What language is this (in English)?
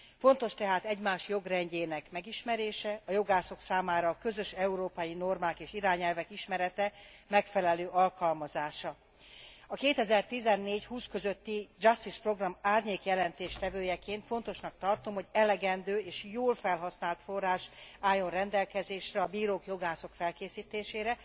Hungarian